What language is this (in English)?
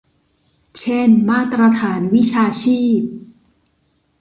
Thai